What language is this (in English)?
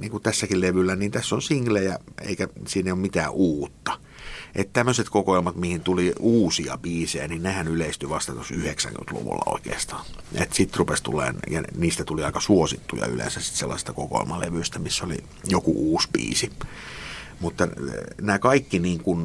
Finnish